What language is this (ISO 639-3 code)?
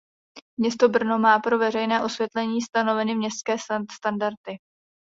ces